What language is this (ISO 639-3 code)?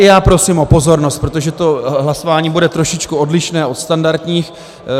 ces